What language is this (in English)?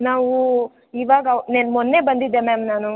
Kannada